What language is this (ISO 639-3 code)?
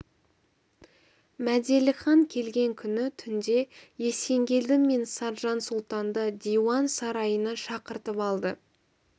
kaz